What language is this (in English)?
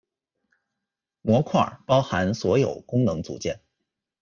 Chinese